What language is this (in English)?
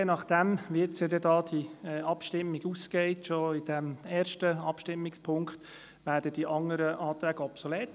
Swiss German